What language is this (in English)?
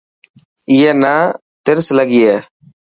Dhatki